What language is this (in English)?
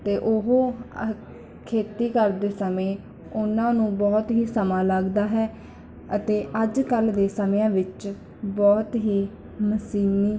Punjabi